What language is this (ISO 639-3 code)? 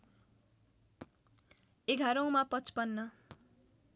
nep